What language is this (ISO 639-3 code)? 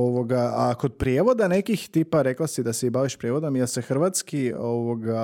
hrv